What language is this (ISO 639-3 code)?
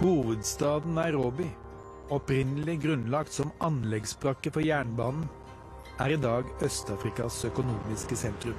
nor